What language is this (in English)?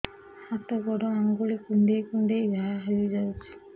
Odia